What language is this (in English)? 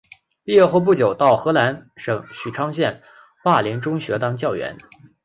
Chinese